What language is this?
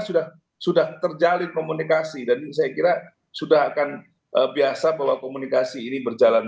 Indonesian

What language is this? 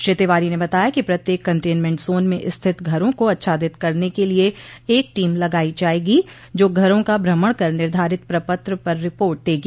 Hindi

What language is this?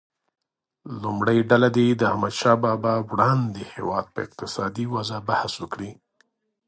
Pashto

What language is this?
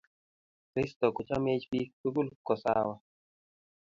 Kalenjin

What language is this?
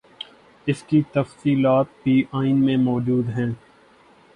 Urdu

